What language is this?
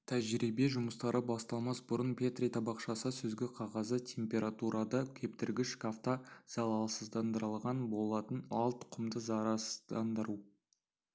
Kazakh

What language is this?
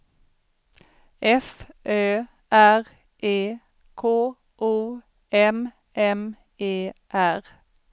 Swedish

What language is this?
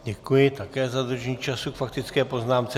Czech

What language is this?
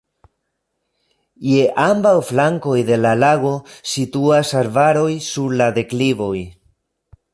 Esperanto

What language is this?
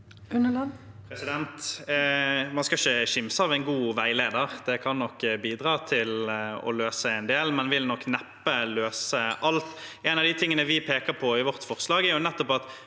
Norwegian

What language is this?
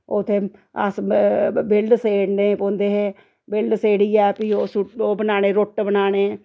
Dogri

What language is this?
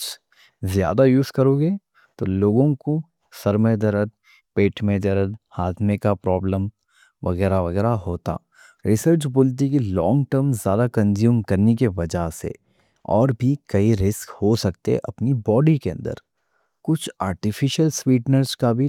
Deccan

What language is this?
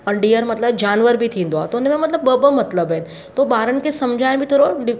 Sindhi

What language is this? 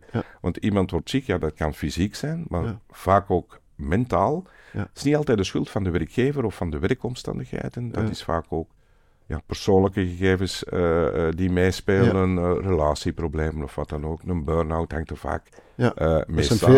Dutch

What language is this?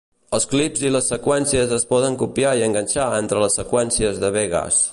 Catalan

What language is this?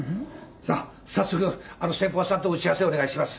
Japanese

